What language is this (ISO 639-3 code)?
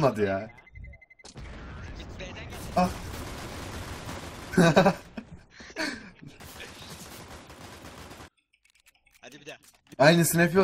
tur